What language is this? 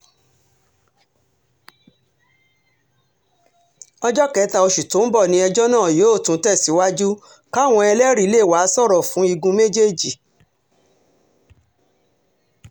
Yoruba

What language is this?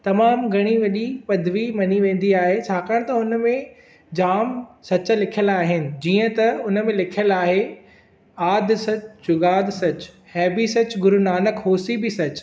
Sindhi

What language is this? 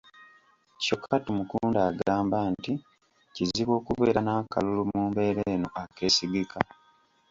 Ganda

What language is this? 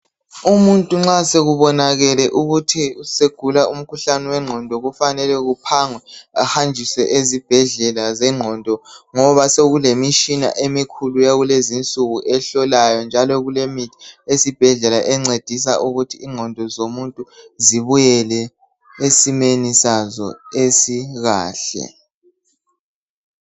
North Ndebele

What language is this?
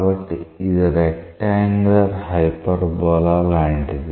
Telugu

